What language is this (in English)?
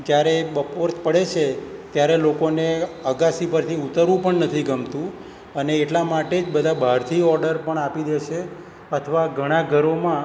Gujarati